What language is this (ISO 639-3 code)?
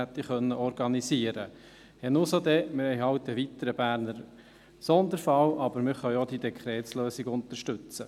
gsw